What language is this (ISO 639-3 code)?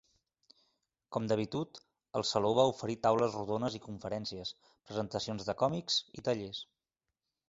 cat